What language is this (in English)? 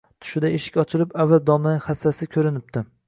Uzbek